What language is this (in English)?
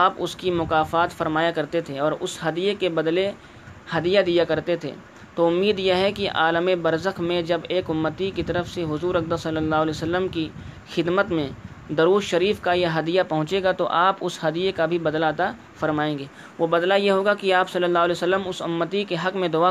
Urdu